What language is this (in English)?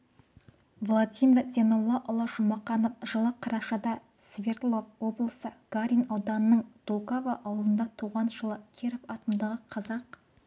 Kazakh